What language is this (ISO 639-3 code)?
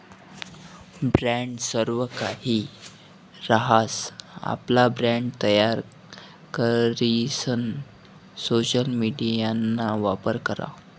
mar